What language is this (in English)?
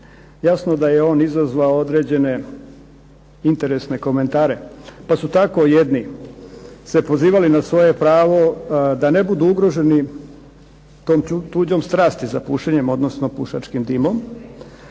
Croatian